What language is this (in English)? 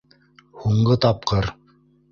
Bashkir